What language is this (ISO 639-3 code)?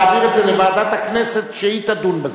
heb